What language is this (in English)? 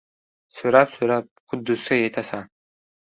Uzbek